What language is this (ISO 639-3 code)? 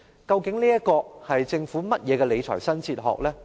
yue